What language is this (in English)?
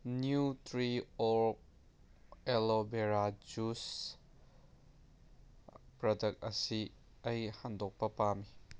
Manipuri